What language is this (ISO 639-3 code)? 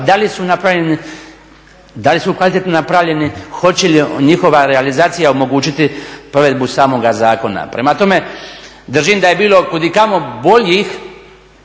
hrv